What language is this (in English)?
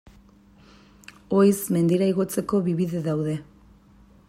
Basque